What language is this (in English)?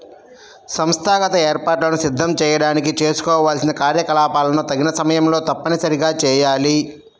Telugu